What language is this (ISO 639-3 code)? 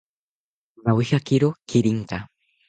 cpy